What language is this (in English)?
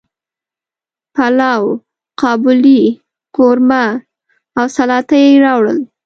Pashto